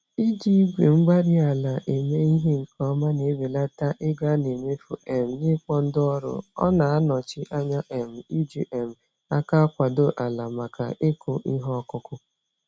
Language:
Igbo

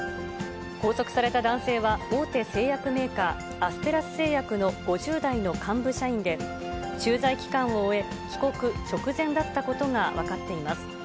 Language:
Japanese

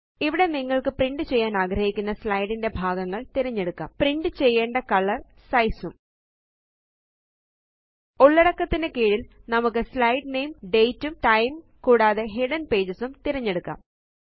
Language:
Malayalam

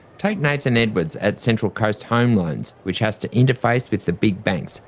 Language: English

